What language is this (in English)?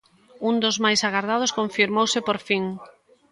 Galician